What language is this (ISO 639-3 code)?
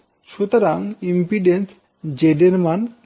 ben